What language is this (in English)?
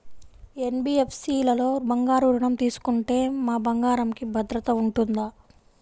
Telugu